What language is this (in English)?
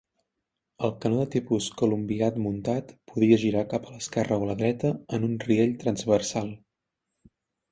Catalan